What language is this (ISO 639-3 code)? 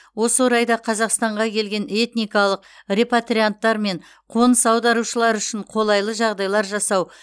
kaz